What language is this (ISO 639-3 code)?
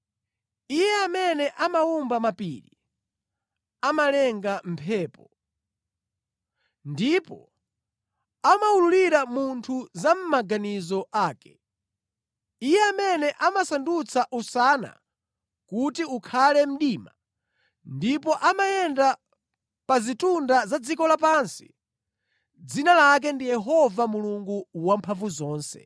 nya